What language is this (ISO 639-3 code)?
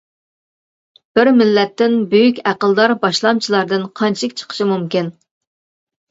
uig